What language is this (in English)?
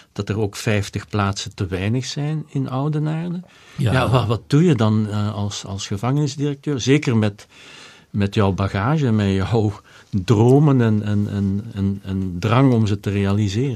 Dutch